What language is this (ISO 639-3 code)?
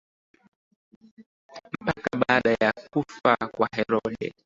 swa